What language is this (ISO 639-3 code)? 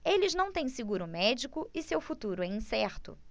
por